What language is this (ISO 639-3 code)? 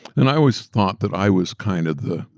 eng